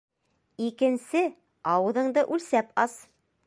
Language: Bashkir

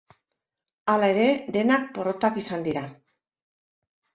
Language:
Basque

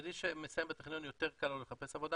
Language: Hebrew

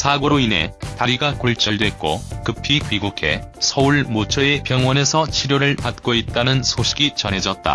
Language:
Korean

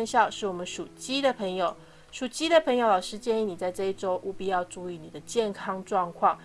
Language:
Chinese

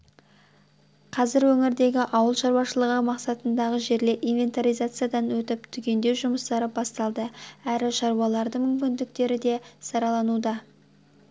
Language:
Kazakh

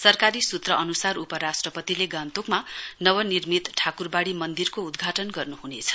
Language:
Nepali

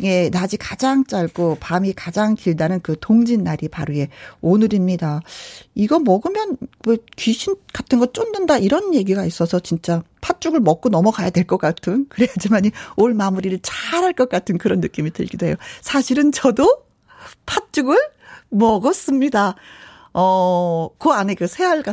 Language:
Korean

